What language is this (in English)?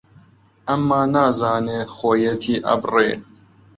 Central Kurdish